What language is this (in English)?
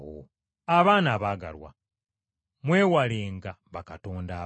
Ganda